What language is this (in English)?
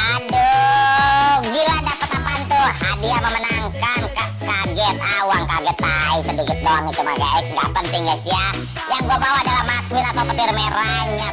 Indonesian